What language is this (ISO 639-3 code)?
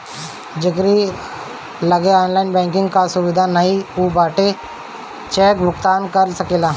bho